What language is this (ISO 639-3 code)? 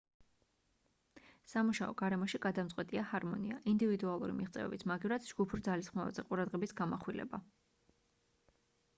kat